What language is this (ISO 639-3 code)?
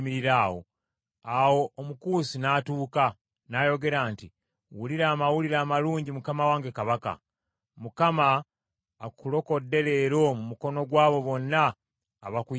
lug